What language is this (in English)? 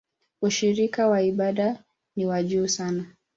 Swahili